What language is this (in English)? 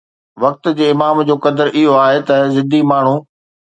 Sindhi